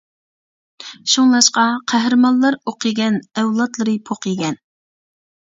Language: Uyghur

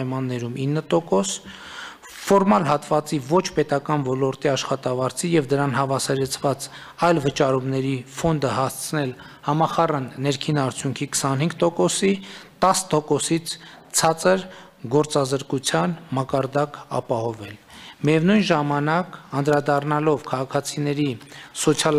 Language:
Romanian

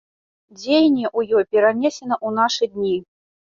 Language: Belarusian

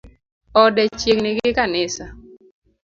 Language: Luo (Kenya and Tanzania)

